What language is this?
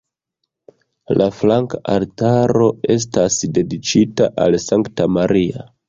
Esperanto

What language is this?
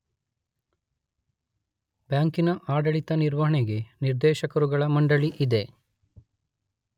Kannada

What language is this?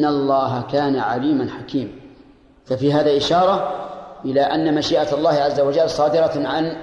Arabic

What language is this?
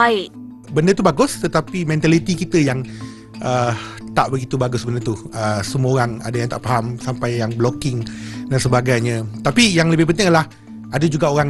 Malay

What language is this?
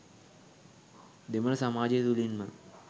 Sinhala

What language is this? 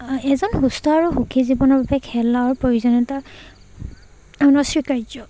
Assamese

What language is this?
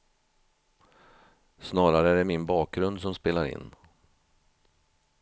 Swedish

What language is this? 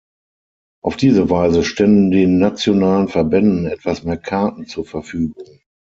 German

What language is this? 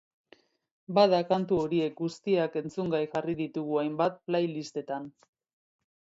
Basque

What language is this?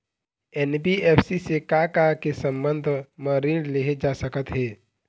Chhattisgarhi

